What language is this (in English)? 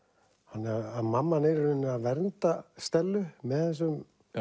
Icelandic